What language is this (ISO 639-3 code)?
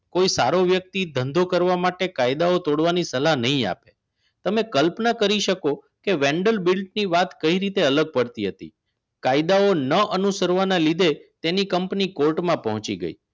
guj